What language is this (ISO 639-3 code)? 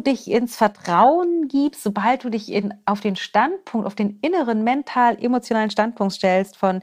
deu